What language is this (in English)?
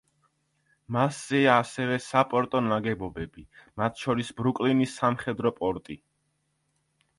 Georgian